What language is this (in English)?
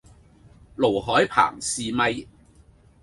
Cantonese